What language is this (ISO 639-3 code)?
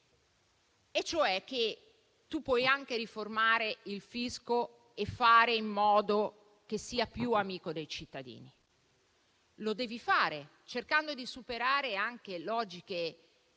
ita